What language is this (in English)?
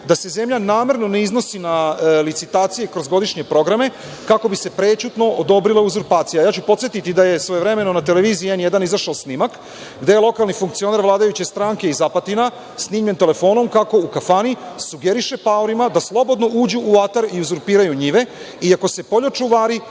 Serbian